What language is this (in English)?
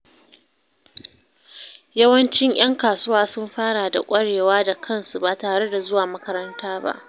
Hausa